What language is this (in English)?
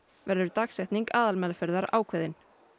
Icelandic